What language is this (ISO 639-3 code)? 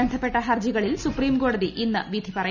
mal